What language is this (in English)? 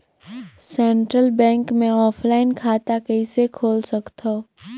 Chhattisgarhi